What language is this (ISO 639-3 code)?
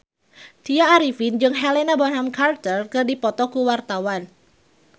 sun